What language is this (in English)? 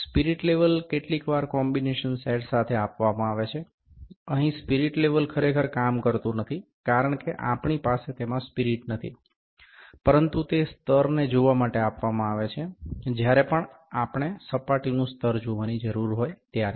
Gujarati